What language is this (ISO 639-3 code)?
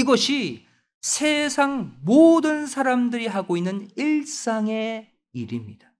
kor